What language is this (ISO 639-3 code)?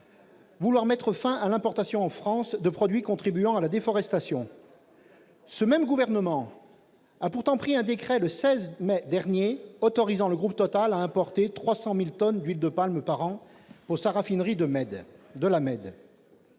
fra